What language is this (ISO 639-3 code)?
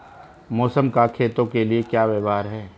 hin